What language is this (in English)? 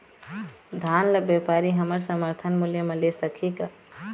Chhattisgarhi